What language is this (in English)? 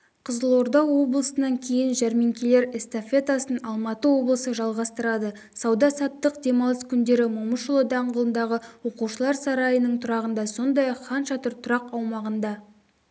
Kazakh